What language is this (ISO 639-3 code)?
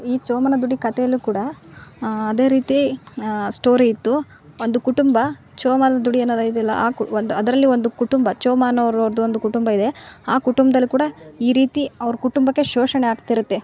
kan